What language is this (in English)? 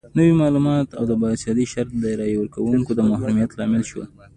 Pashto